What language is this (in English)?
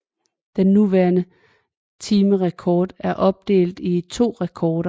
Danish